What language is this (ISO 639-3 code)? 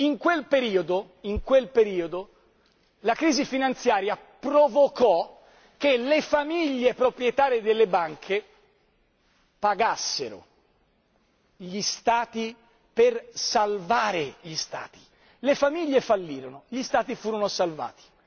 ita